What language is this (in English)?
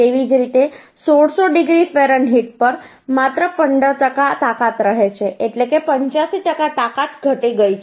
Gujarati